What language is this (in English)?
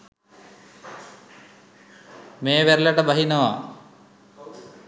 Sinhala